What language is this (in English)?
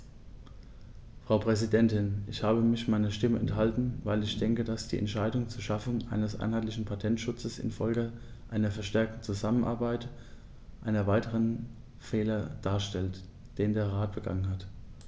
German